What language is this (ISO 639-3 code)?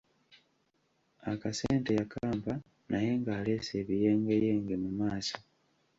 lug